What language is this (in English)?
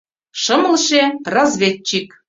Mari